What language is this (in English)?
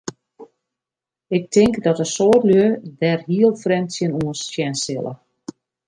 Western Frisian